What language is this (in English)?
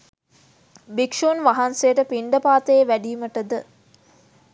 Sinhala